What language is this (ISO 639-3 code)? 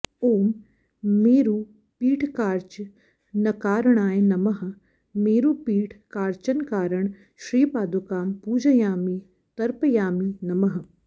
san